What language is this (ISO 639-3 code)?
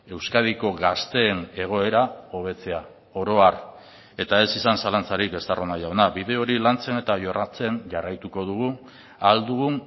eus